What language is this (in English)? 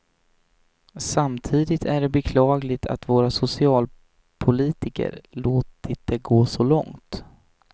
Swedish